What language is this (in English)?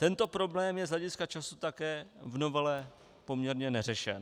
Czech